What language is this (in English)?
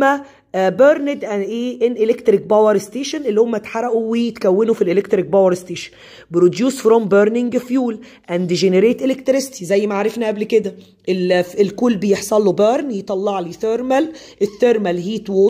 Arabic